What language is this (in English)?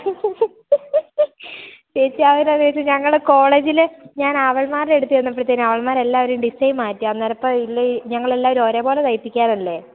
Malayalam